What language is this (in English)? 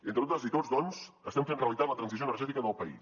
Catalan